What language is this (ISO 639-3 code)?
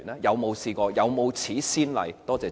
yue